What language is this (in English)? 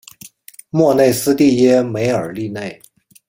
Chinese